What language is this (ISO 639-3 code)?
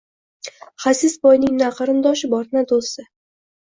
uzb